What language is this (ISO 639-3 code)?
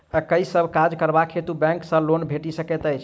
mai